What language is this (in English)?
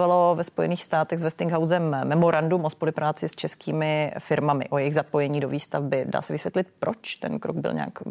Czech